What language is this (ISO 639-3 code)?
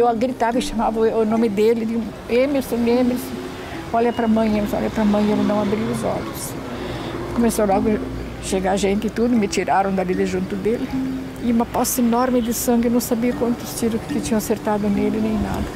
por